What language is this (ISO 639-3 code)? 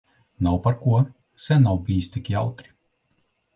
lav